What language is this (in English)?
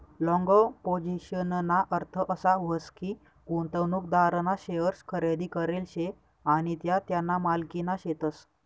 Marathi